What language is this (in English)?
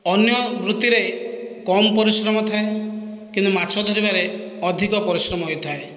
Odia